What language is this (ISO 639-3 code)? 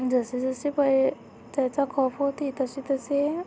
mar